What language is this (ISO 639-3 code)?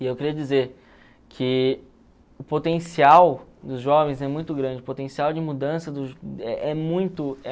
por